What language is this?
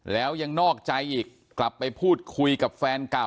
Thai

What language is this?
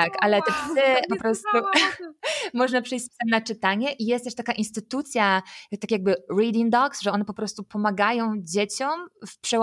Polish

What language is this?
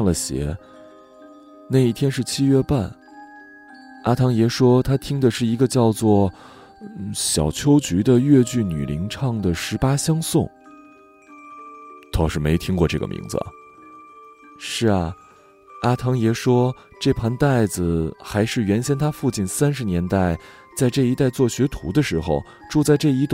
Chinese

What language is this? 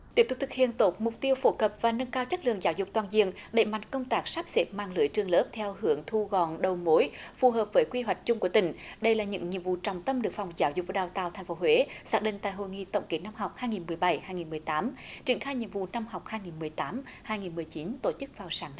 Vietnamese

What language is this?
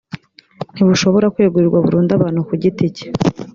Kinyarwanda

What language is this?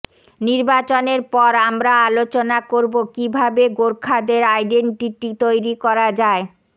Bangla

